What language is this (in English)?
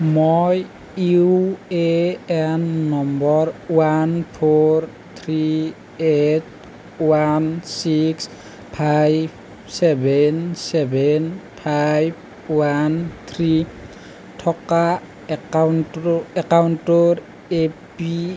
Assamese